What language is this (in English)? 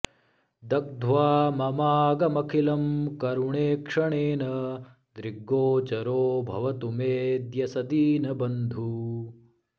Sanskrit